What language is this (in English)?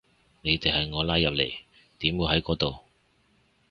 Cantonese